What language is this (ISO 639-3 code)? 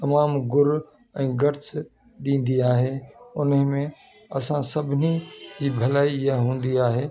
snd